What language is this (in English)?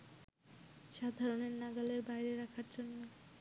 Bangla